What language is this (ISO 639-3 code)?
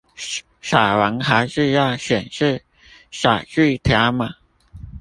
zho